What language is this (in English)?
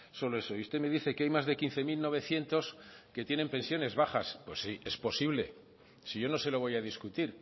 Spanish